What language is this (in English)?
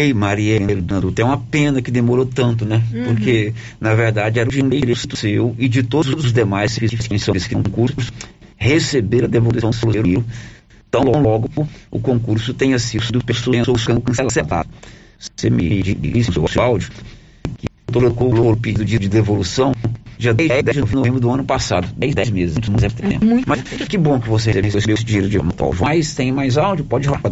Portuguese